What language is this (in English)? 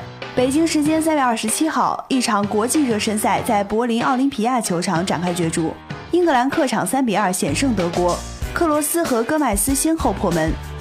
Chinese